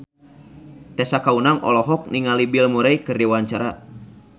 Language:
Sundanese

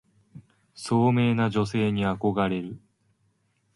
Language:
Japanese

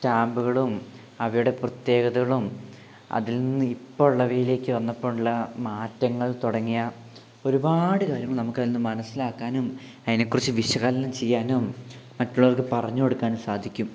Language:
Malayalam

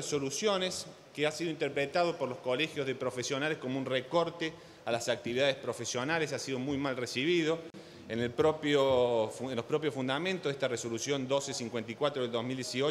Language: Spanish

